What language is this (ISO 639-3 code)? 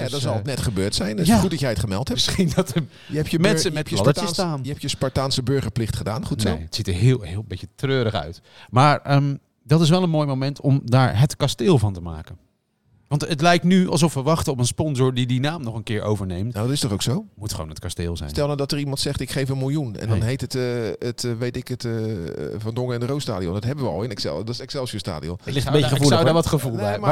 nld